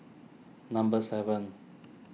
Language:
English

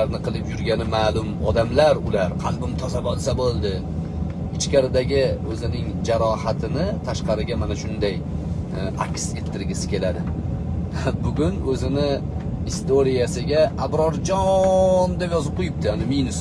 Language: Uzbek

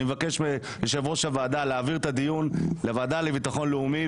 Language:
Hebrew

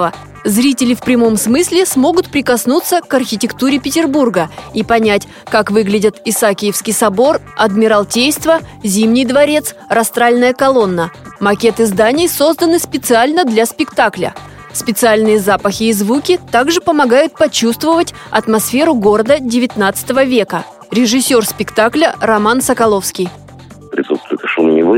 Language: Russian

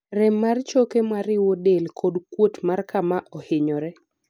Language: Luo (Kenya and Tanzania)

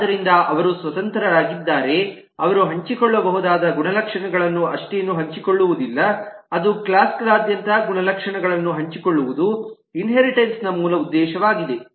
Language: Kannada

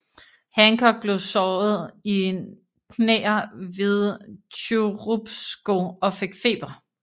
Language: Danish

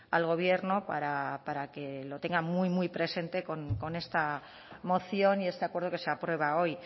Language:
Spanish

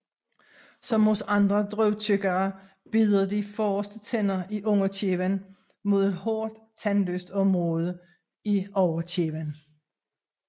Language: Danish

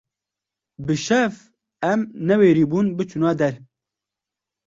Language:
Kurdish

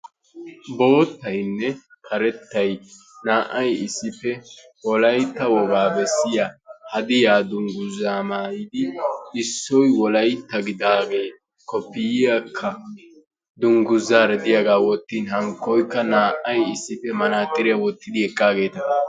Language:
Wolaytta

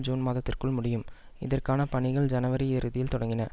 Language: Tamil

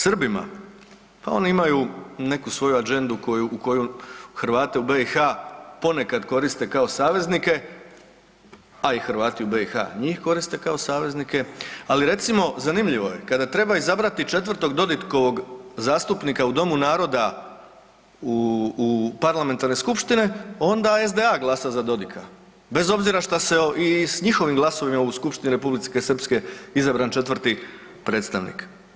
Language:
Croatian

